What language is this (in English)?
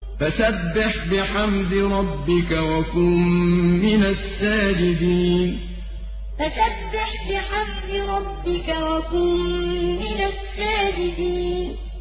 Arabic